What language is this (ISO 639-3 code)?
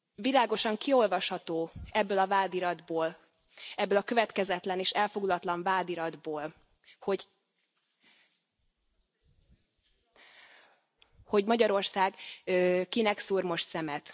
hun